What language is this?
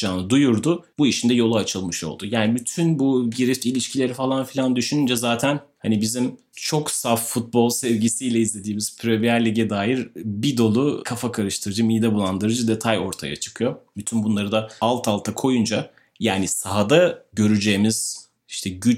Turkish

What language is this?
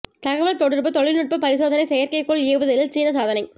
Tamil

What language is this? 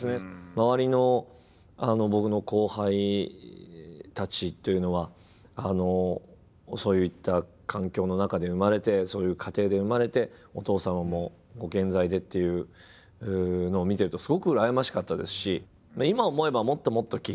Japanese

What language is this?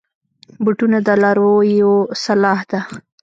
Pashto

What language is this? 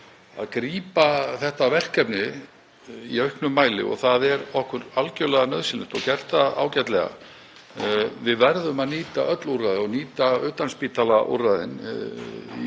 Icelandic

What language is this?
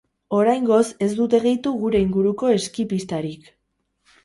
Basque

